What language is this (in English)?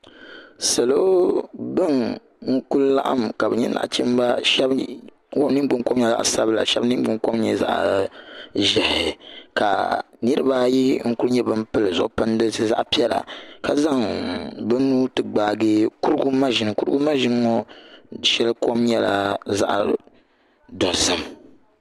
Dagbani